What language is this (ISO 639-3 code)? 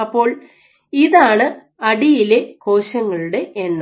mal